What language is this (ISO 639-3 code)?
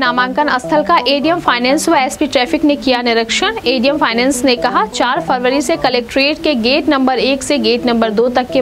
hin